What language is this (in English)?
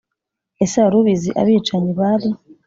Kinyarwanda